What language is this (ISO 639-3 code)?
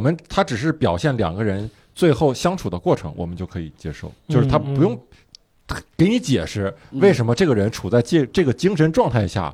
zho